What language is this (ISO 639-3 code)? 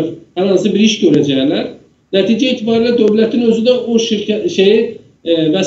tur